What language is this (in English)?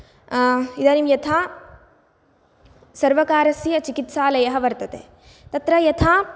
Sanskrit